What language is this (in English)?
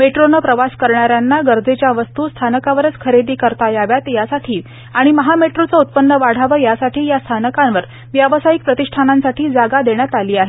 Marathi